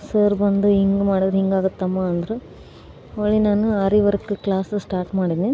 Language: Kannada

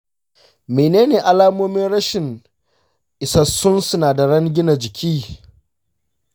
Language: Hausa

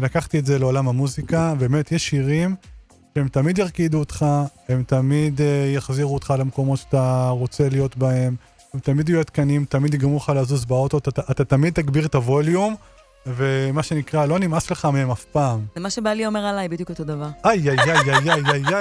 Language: Hebrew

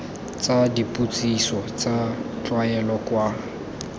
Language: Tswana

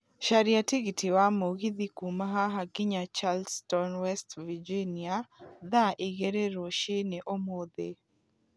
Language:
Kikuyu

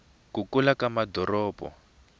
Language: Tsonga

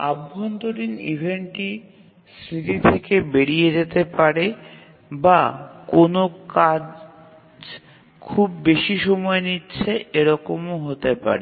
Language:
Bangla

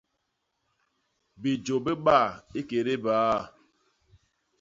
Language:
Basaa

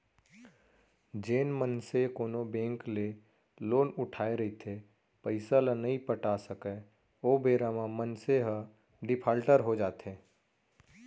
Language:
Chhattisgarhi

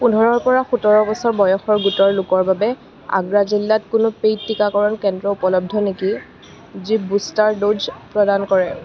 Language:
Assamese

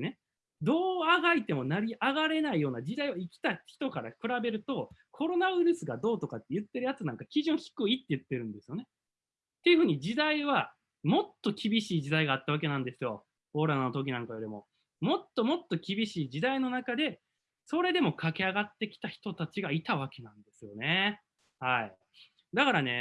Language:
Japanese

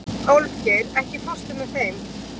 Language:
Icelandic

